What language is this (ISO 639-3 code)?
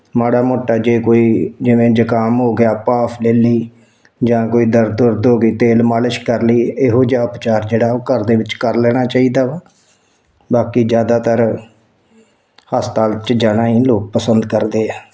pan